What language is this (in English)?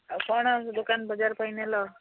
Odia